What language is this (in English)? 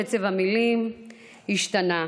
Hebrew